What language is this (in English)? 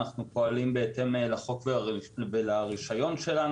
Hebrew